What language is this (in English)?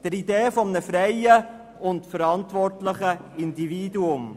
Swiss German